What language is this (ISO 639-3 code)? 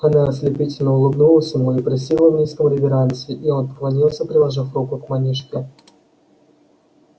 rus